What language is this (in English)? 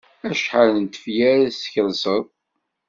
Kabyle